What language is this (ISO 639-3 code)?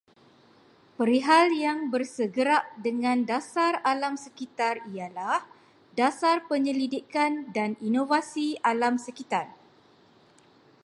msa